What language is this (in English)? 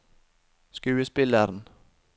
Norwegian